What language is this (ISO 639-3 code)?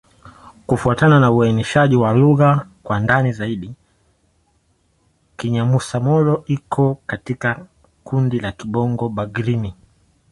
swa